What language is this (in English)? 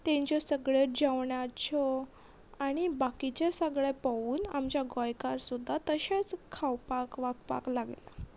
Konkani